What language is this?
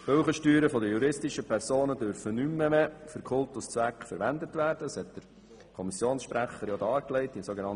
Swiss German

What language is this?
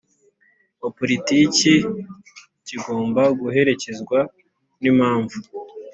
Kinyarwanda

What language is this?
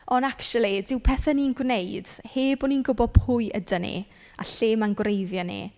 Welsh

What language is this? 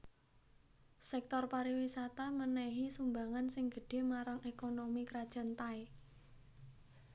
Javanese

